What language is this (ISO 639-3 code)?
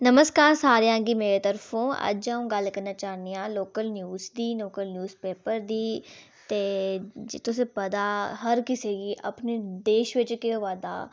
doi